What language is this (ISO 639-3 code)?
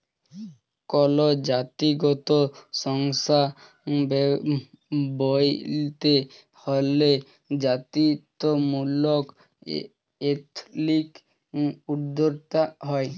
ben